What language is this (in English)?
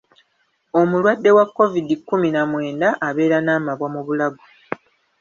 Ganda